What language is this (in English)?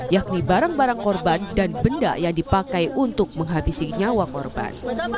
Indonesian